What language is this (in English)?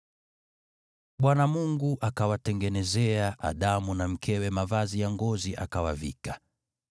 Swahili